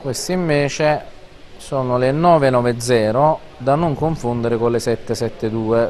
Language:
Italian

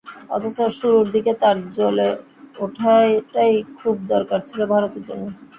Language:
Bangla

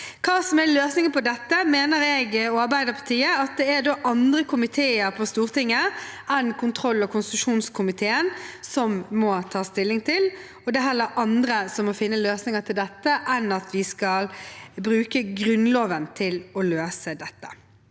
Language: Norwegian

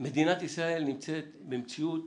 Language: Hebrew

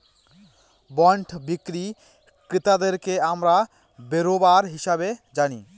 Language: Bangla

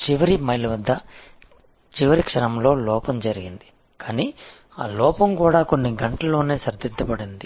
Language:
Telugu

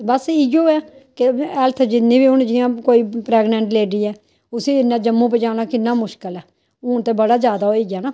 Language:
Dogri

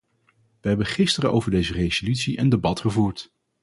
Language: Dutch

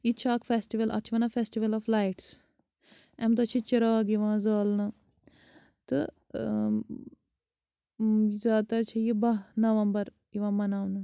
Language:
Kashmiri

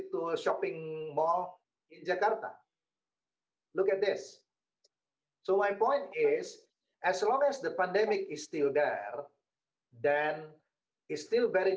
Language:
Indonesian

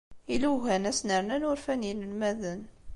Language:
Kabyle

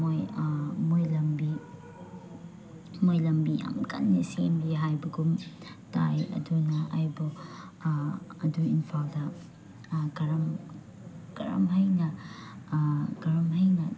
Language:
Manipuri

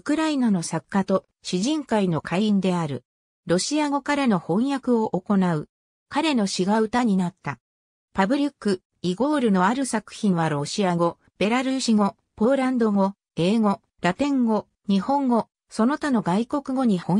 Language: Japanese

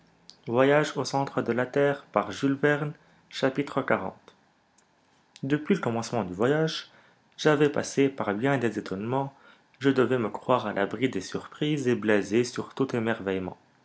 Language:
French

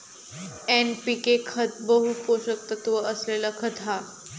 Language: Marathi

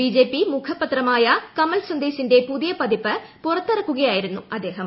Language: Malayalam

